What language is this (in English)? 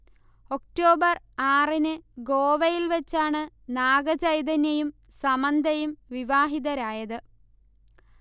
Malayalam